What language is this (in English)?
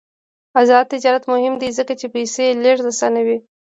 Pashto